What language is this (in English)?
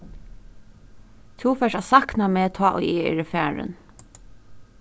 Faroese